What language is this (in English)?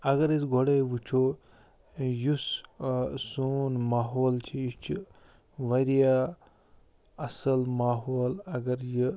Kashmiri